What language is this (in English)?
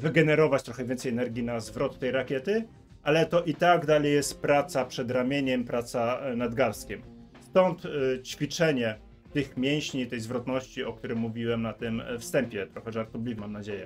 Polish